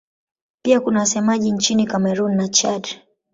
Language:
Swahili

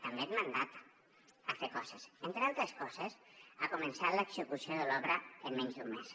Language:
Catalan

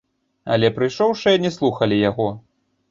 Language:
Belarusian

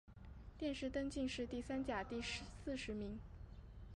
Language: Chinese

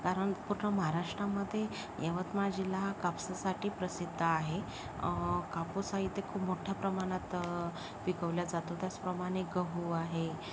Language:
Marathi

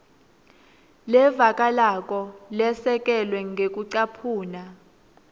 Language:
Swati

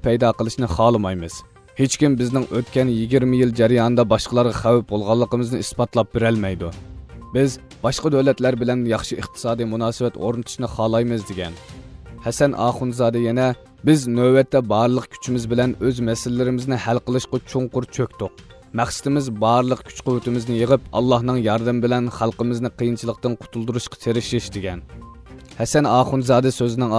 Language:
Turkish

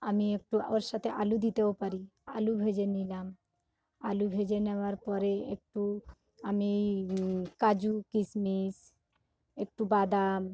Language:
Bangla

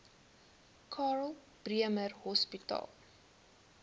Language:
Afrikaans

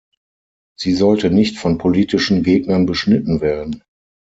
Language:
German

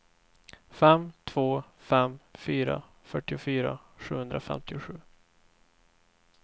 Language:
Swedish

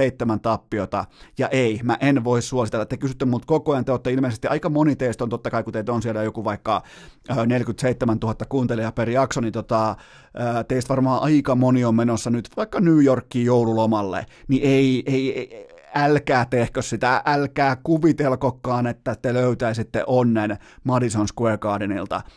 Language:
Finnish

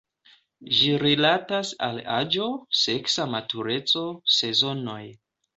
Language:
Esperanto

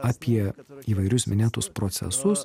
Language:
Lithuanian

